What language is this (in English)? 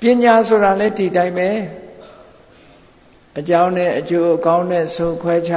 Vietnamese